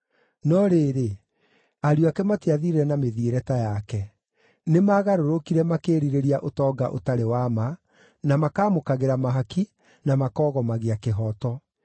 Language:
Kikuyu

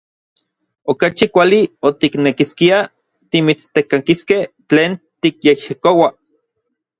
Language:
Orizaba Nahuatl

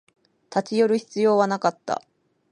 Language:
Japanese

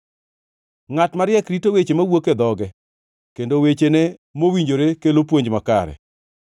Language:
Luo (Kenya and Tanzania)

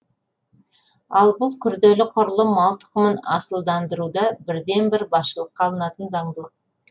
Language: Kazakh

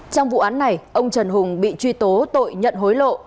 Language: Vietnamese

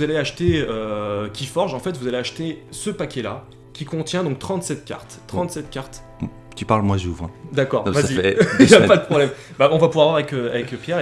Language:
French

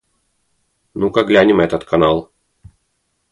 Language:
Russian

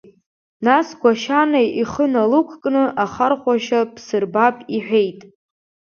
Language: Abkhazian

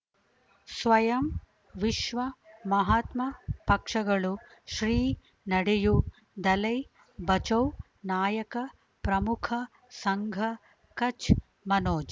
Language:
Kannada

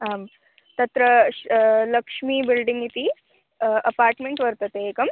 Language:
Sanskrit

